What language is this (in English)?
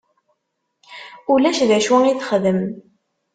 Kabyle